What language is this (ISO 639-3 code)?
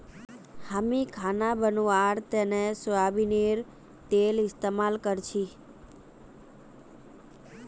mag